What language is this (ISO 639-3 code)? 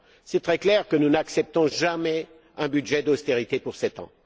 fra